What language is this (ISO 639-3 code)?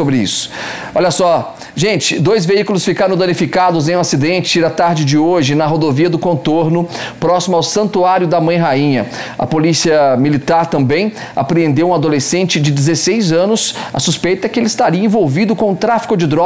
por